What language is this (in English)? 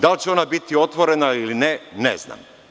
Serbian